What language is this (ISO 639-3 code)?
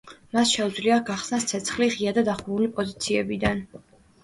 kat